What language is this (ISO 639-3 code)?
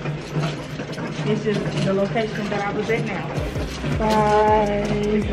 eng